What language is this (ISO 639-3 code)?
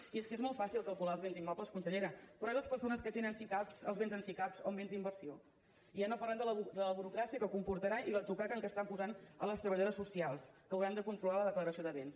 cat